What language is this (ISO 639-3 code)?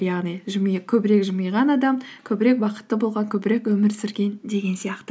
kaz